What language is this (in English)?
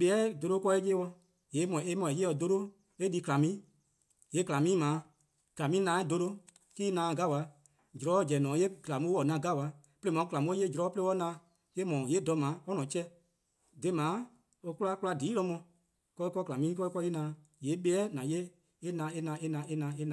Eastern Krahn